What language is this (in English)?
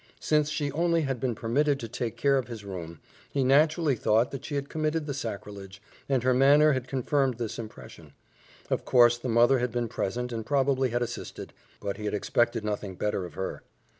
English